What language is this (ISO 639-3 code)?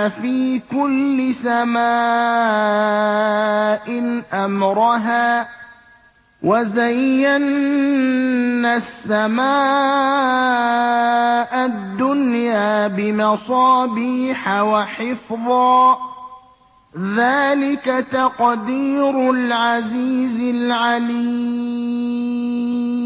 ara